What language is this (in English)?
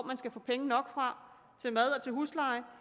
Danish